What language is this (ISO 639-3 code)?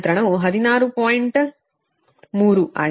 kan